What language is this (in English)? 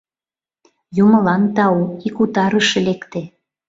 Mari